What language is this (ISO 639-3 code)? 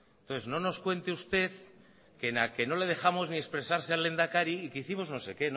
spa